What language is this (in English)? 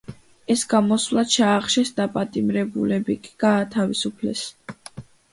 Georgian